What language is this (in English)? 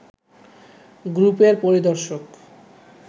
Bangla